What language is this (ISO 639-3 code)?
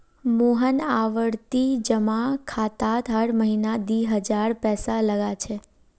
mag